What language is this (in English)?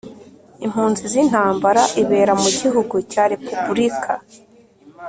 Kinyarwanda